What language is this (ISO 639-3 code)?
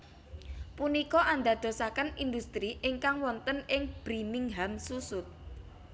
jav